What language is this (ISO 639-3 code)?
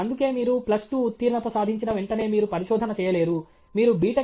tel